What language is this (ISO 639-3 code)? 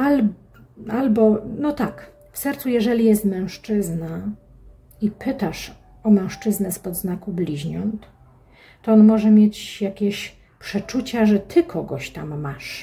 pol